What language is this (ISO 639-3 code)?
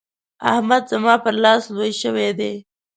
pus